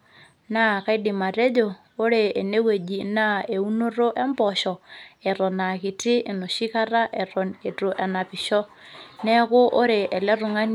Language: Masai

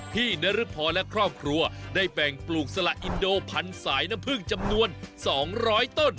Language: Thai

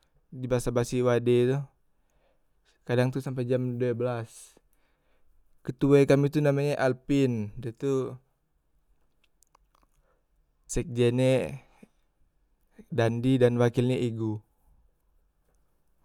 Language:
Musi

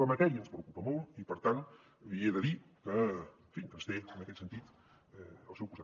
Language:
Catalan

